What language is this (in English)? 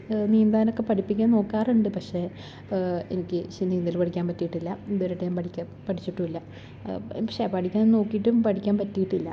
Malayalam